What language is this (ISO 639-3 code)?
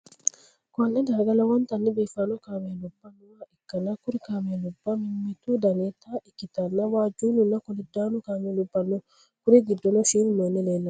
sid